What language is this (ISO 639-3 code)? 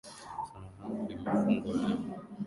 swa